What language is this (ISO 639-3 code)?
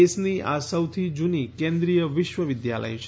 guj